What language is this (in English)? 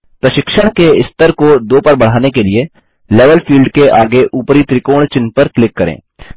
Hindi